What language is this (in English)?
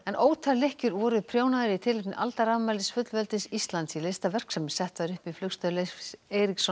Icelandic